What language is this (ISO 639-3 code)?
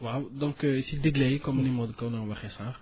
wol